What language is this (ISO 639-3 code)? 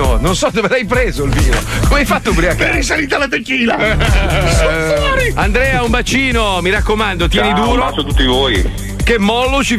ita